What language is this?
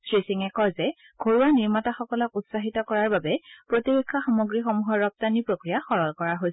Assamese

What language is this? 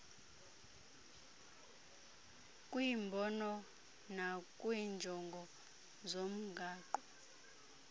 Xhosa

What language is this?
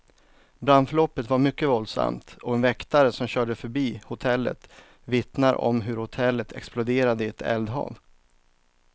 Swedish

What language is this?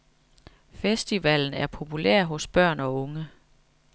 Danish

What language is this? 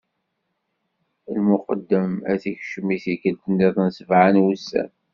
Kabyle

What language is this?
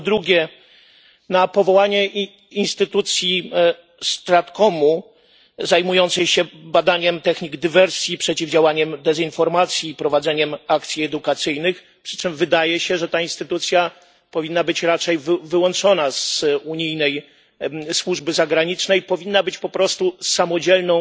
Polish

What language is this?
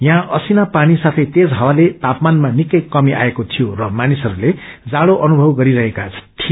Nepali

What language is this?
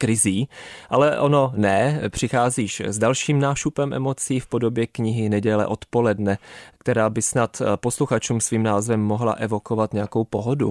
Czech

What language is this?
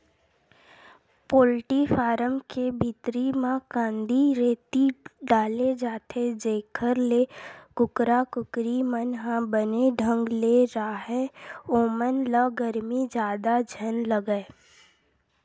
Chhattisgarhi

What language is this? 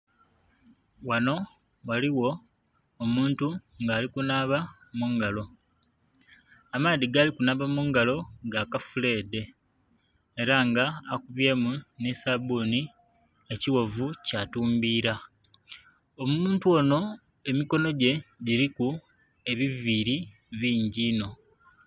Soga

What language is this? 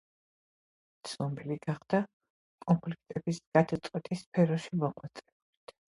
Georgian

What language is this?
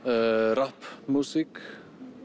Icelandic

